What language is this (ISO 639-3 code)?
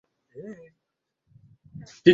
swa